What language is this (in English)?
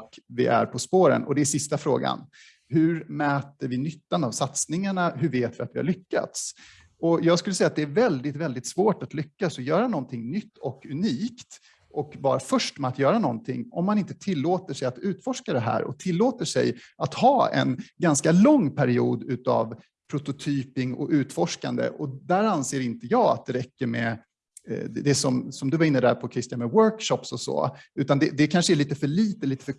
Swedish